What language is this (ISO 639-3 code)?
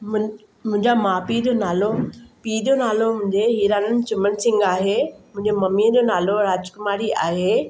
snd